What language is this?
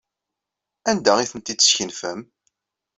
Kabyle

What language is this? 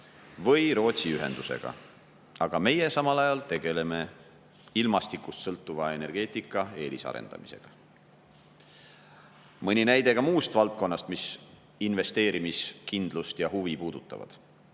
Estonian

